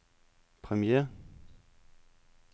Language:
Danish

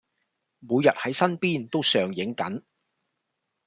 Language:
Cantonese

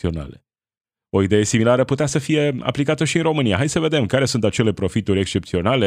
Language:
Romanian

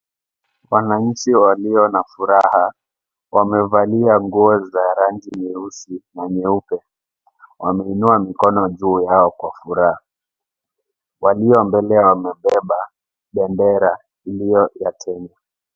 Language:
Swahili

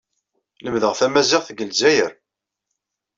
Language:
Kabyle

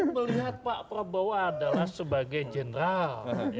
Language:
Indonesian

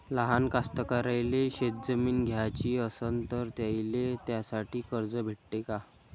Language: Marathi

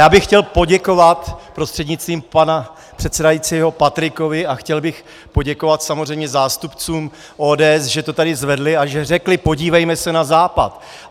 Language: Czech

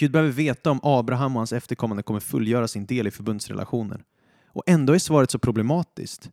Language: Swedish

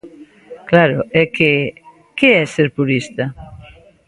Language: Galician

